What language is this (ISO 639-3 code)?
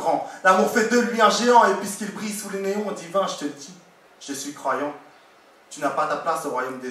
fra